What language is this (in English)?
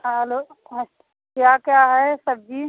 Hindi